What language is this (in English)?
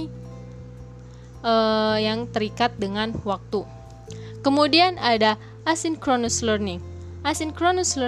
Indonesian